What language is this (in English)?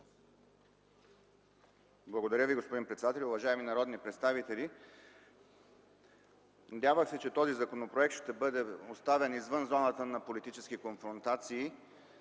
Bulgarian